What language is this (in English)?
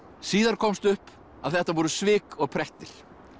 Icelandic